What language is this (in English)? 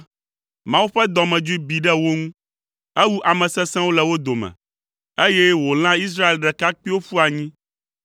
Ewe